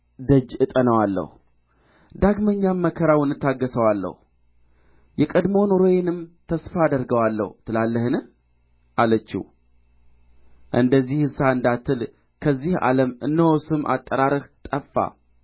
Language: Amharic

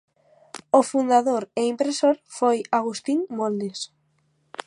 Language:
Galician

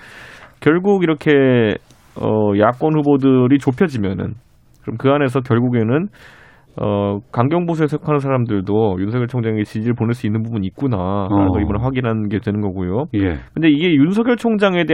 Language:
Korean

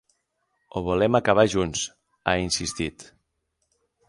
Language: Catalan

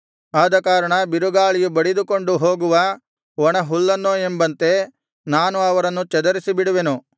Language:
Kannada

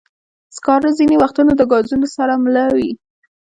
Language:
Pashto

